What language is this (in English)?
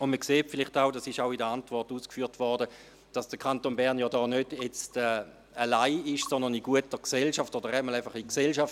Swiss German